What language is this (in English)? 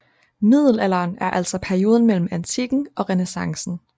Danish